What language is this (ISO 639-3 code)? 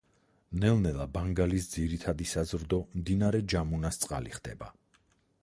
kat